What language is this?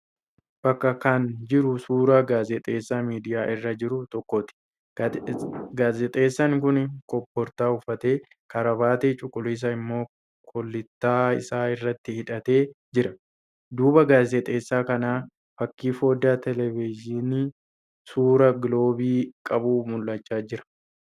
Oromo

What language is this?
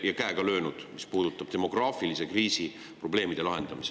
Estonian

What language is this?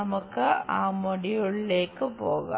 Malayalam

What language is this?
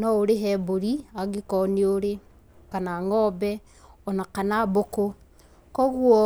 Kikuyu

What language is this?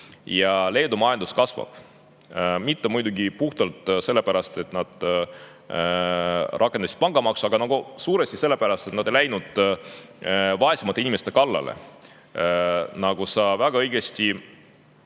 Estonian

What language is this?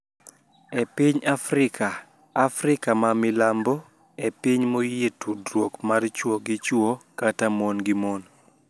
Luo (Kenya and Tanzania)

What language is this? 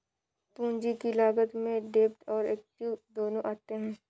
Hindi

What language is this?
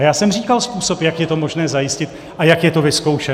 Czech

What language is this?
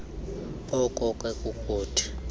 Xhosa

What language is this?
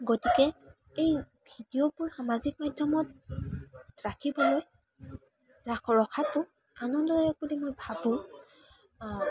Assamese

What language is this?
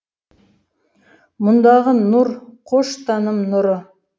Kazakh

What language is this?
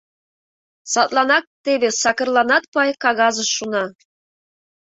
Mari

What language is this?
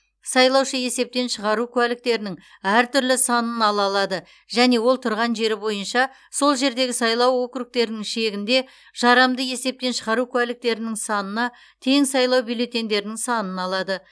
Kazakh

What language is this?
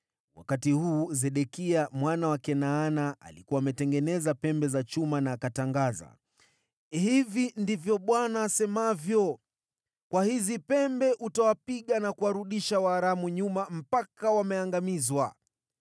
Swahili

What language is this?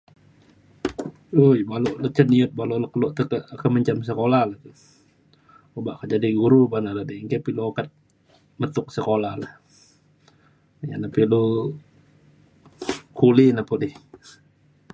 Mainstream Kenyah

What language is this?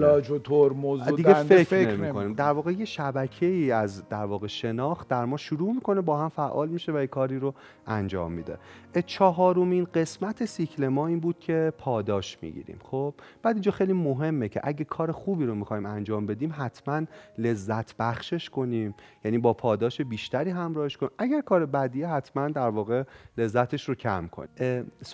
Persian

